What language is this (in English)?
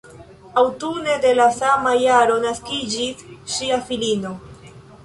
Esperanto